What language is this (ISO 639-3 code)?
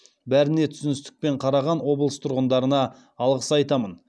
kaz